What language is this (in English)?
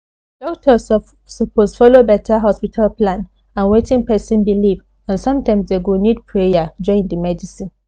Nigerian Pidgin